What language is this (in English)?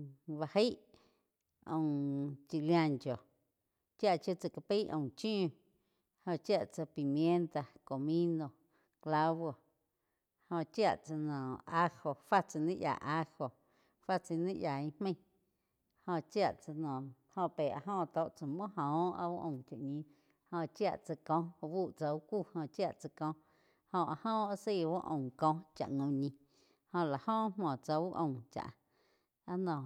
Quiotepec Chinantec